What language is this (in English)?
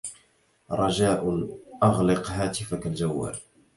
Arabic